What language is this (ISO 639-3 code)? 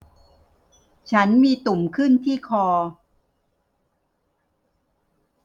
tha